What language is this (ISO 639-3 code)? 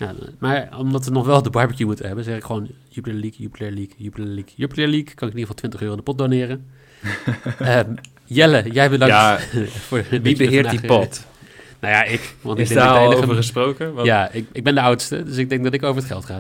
nld